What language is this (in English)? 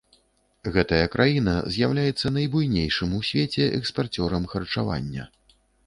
Belarusian